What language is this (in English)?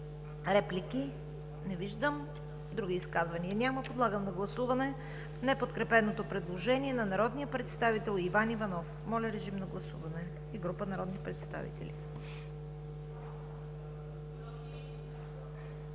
Bulgarian